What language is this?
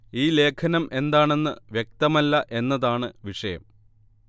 Malayalam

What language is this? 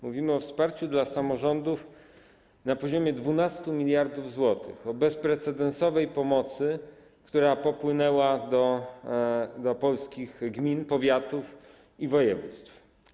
Polish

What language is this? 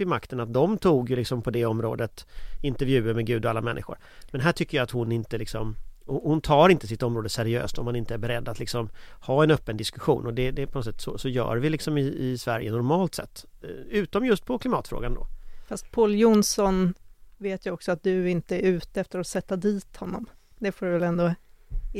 Swedish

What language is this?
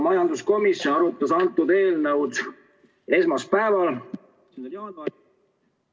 Estonian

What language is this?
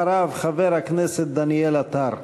Hebrew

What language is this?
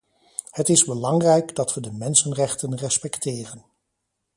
Dutch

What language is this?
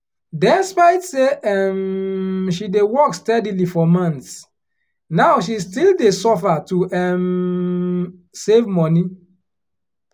Nigerian Pidgin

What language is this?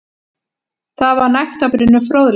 Icelandic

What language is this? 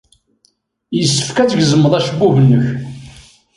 Kabyle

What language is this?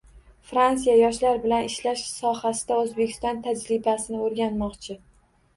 Uzbek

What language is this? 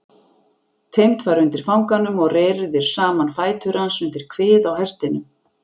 Icelandic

